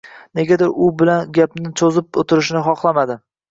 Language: Uzbek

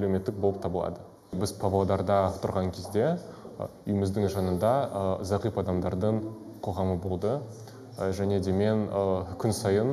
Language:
Russian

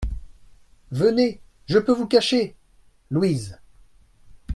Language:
French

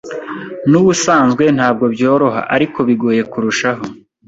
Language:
Kinyarwanda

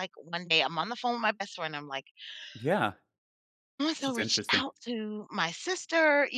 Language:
English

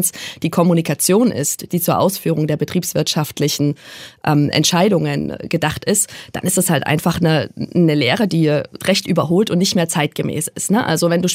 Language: German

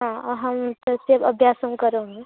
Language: Sanskrit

